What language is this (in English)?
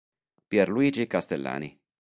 Italian